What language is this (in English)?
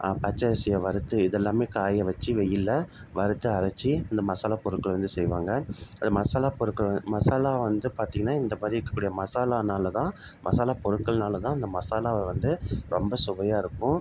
Tamil